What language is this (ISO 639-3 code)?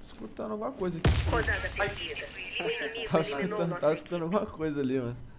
por